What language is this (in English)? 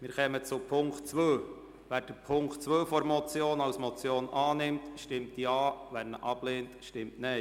Swiss German